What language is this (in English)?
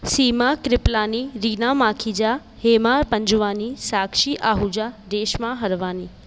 Sindhi